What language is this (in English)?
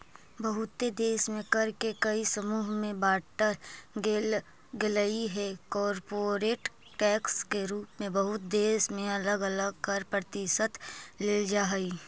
Magahi